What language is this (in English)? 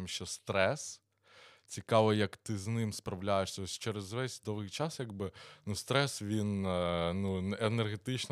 Ukrainian